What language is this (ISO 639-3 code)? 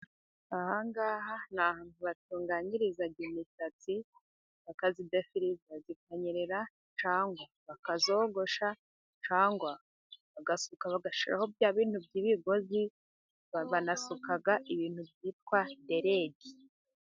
kin